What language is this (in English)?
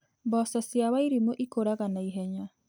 Kikuyu